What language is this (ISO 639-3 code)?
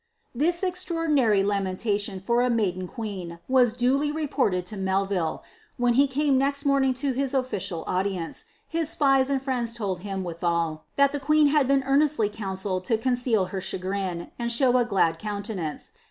eng